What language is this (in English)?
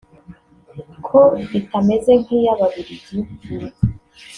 Kinyarwanda